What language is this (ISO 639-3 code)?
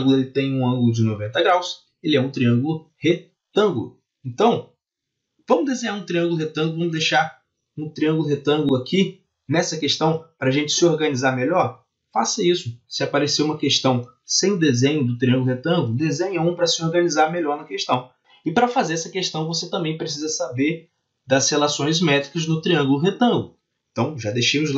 por